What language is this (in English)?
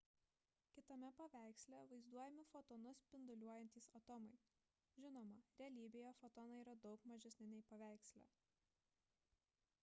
Lithuanian